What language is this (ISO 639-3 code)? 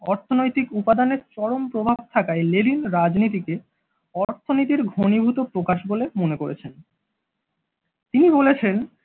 ben